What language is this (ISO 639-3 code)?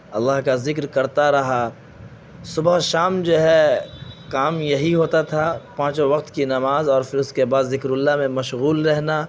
urd